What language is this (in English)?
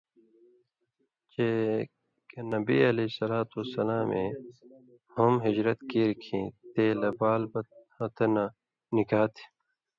Indus Kohistani